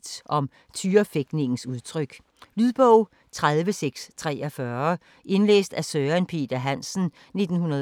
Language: Danish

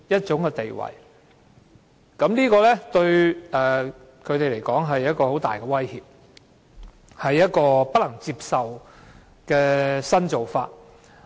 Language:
Cantonese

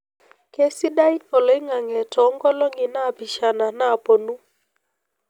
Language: Masai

